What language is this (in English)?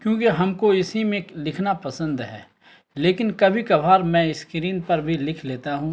Urdu